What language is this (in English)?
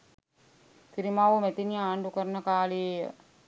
Sinhala